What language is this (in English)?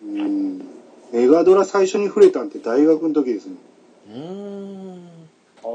Japanese